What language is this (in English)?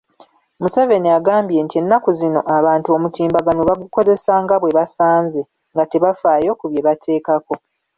Ganda